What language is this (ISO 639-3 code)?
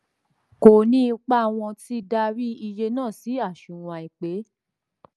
yor